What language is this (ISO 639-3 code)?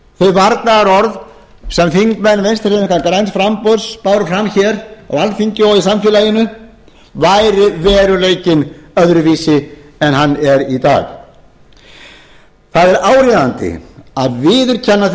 isl